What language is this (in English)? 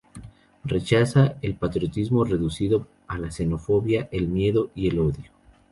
Spanish